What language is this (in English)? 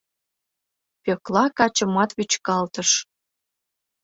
Mari